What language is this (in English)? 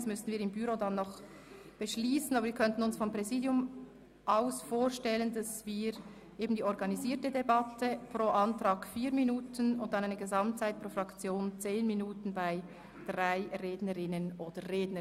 Swiss German